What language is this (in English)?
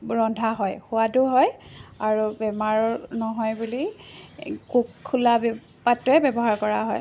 Assamese